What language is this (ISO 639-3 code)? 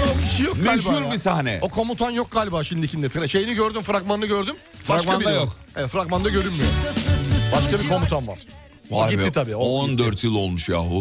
tur